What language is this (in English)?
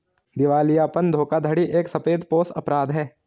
Hindi